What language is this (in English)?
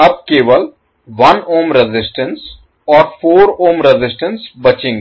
Hindi